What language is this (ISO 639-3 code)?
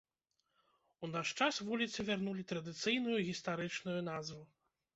bel